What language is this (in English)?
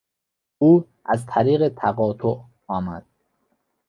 Persian